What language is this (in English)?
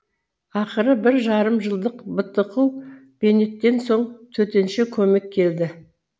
Kazakh